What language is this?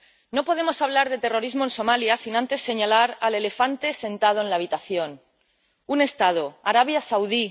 Spanish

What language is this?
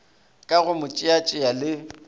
Northern Sotho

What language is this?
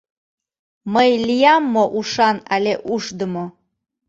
Mari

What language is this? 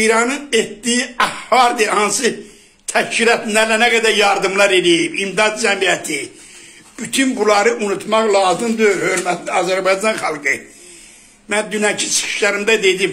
Turkish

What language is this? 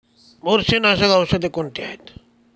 Marathi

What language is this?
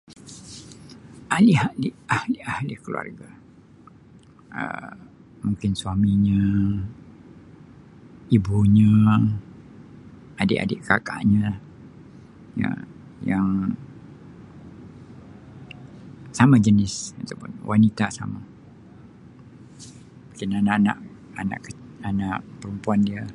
Sabah Malay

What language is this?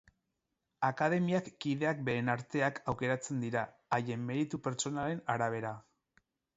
Basque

